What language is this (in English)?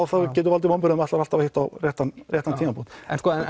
Icelandic